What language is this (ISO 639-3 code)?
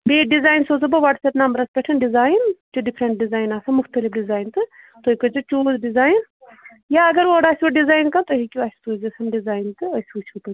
kas